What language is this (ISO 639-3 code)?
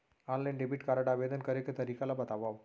hne